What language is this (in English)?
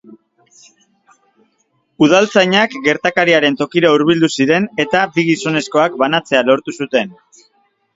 Basque